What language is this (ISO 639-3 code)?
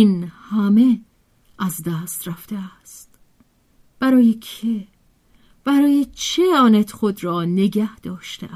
fas